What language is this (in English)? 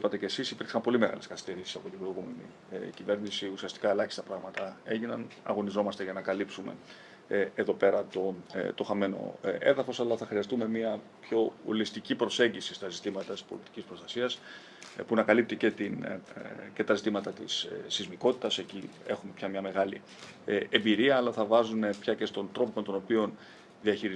Greek